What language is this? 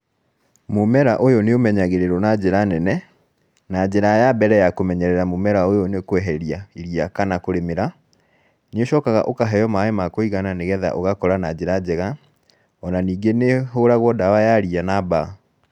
Kikuyu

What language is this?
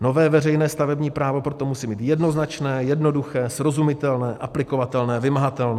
Czech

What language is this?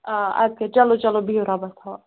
Kashmiri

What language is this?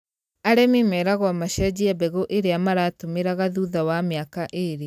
Kikuyu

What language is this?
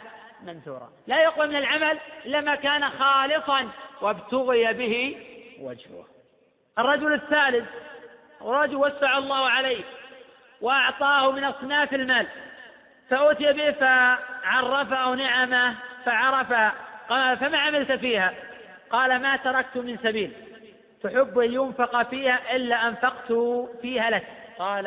Arabic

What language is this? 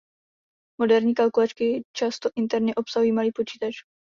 Czech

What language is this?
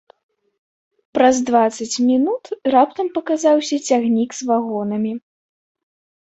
Belarusian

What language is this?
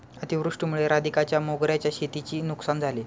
Marathi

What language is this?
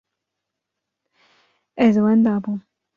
Kurdish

